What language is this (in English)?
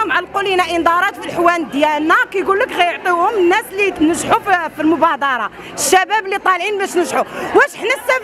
Arabic